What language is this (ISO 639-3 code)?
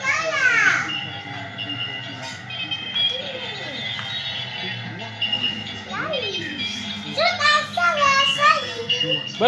ind